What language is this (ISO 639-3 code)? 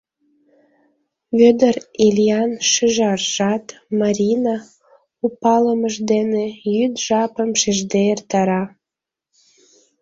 chm